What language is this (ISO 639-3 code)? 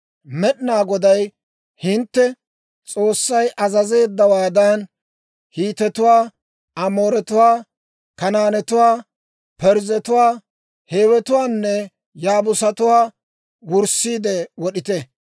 dwr